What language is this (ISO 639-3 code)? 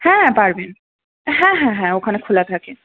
ben